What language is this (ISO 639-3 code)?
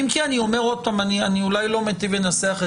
heb